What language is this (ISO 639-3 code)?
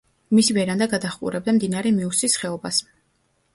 kat